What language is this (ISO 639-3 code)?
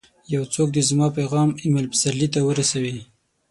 pus